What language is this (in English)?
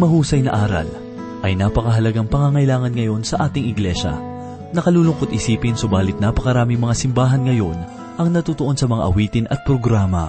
Filipino